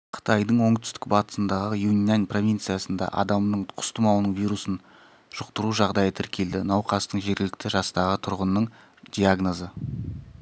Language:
Kazakh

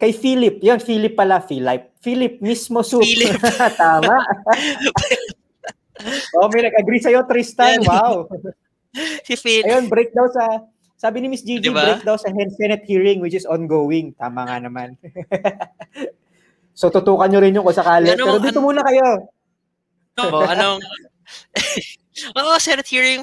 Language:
Filipino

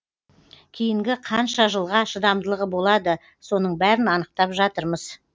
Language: Kazakh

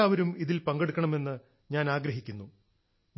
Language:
Malayalam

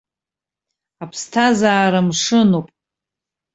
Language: Abkhazian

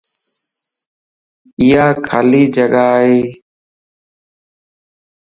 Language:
Lasi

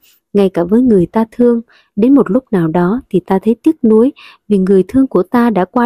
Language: Vietnamese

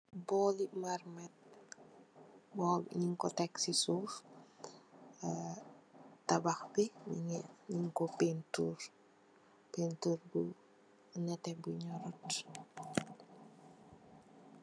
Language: Wolof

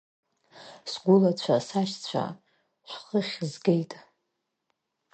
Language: Abkhazian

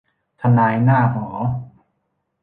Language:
Thai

